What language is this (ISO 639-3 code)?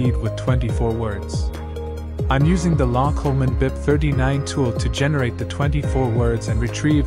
eng